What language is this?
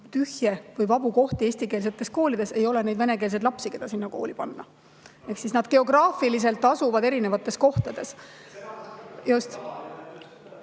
Estonian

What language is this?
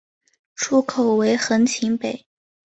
Chinese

